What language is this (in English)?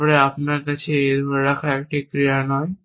Bangla